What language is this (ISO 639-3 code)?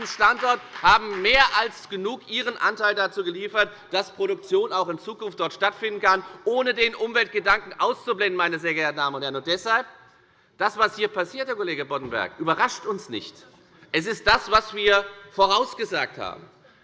deu